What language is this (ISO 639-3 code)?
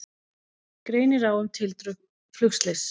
isl